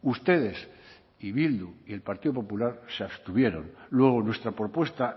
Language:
Spanish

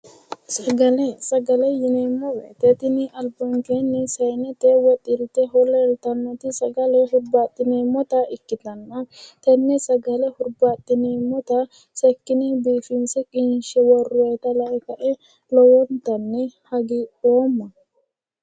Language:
Sidamo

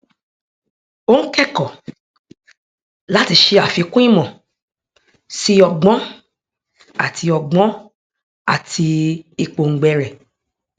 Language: Yoruba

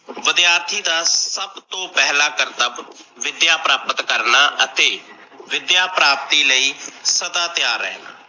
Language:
Punjabi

